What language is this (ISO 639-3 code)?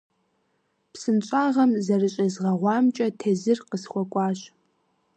kbd